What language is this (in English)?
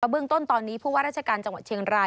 Thai